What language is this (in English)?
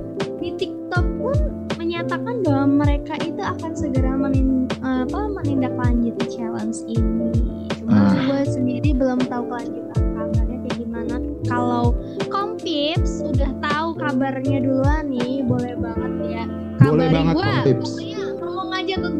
Indonesian